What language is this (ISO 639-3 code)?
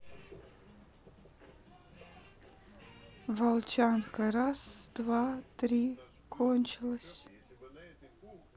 rus